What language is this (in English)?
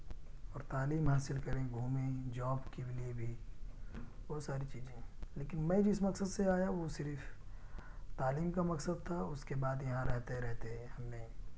Urdu